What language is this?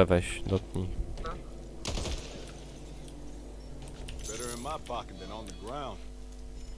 Polish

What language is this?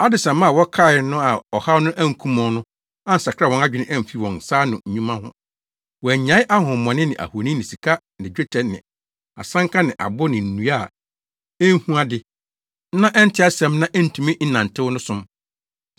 Akan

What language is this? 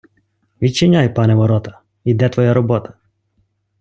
Ukrainian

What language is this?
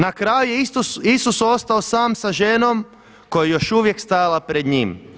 Croatian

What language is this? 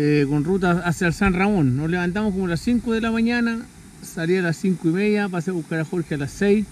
Spanish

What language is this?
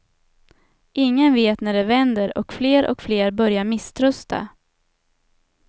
Swedish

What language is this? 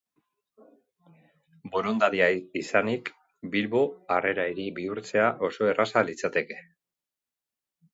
Basque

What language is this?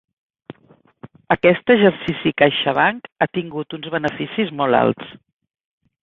Catalan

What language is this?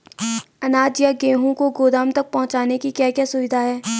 Hindi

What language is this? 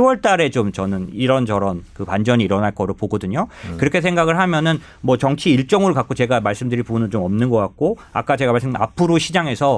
Korean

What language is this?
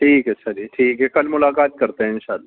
Urdu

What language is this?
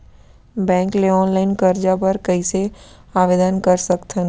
Chhattisgarhi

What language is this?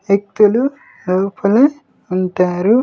Telugu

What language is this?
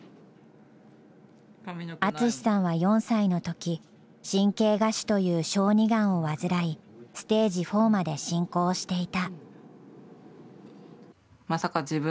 Japanese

